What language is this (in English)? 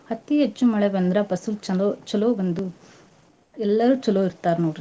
Kannada